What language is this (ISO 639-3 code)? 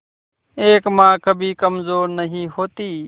hin